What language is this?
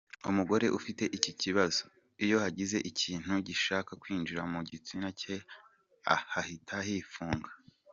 Kinyarwanda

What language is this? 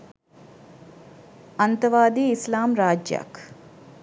Sinhala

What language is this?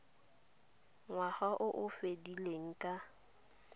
Tswana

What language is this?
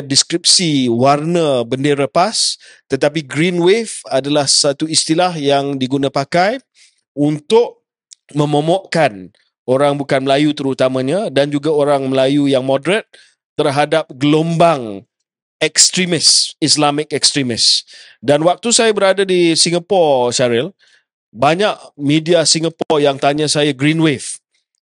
Malay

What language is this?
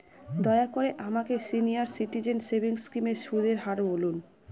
Bangla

